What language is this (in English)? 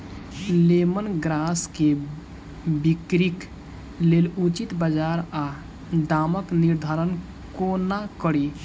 Maithili